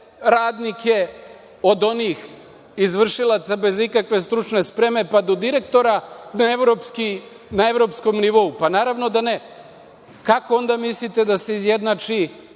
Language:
Serbian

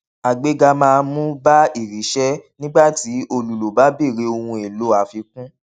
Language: Yoruba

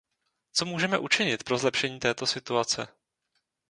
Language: Czech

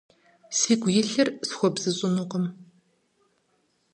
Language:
Kabardian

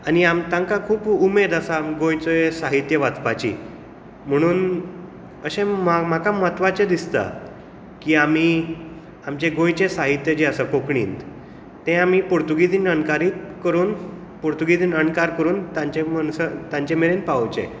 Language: Konkani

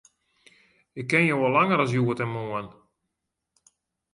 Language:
Western Frisian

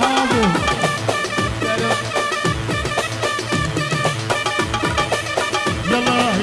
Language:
Arabic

